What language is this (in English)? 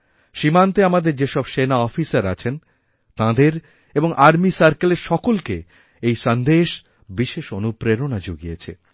Bangla